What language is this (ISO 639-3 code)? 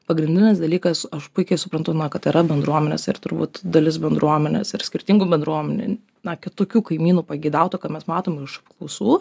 lit